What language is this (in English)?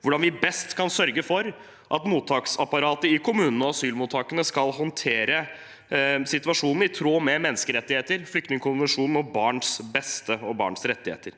Norwegian